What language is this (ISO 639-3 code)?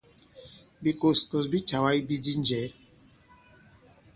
abb